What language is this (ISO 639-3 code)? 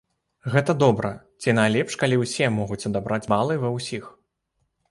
bel